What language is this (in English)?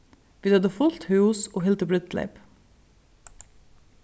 Faroese